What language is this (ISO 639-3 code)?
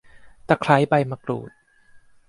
tha